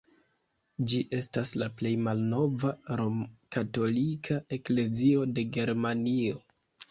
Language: Esperanto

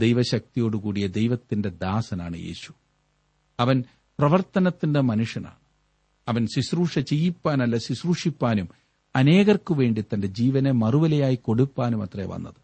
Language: Malayalam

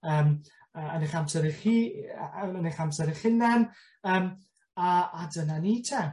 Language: Welsh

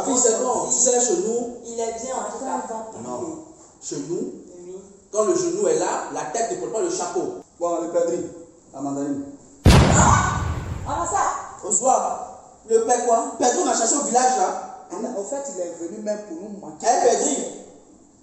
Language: French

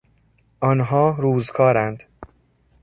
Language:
Persian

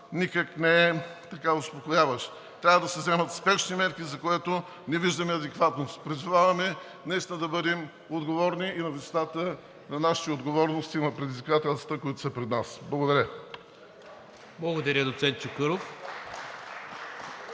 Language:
Bulgarian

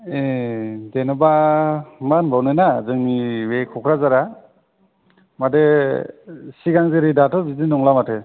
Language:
Bodo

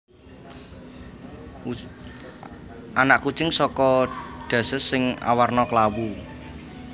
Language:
Javanese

